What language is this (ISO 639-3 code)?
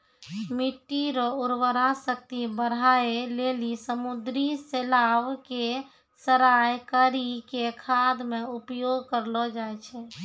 mai